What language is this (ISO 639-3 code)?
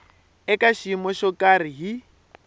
tso